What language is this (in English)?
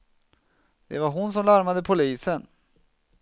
Swedish